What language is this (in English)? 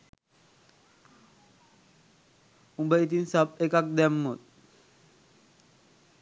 Sinhala